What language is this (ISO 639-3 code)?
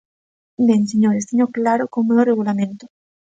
glg